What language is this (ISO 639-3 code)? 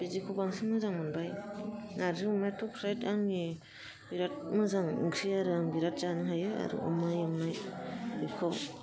brx